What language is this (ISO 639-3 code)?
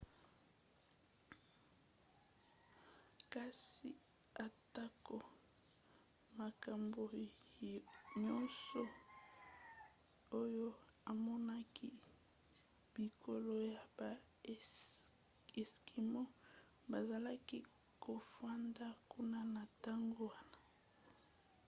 lin